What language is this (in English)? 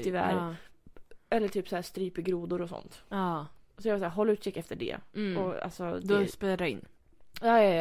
Swedish